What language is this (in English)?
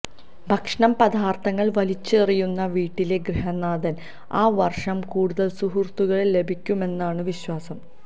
Malayalam